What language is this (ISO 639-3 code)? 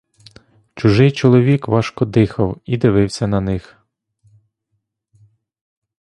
ukr